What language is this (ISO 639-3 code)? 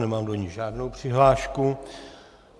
ces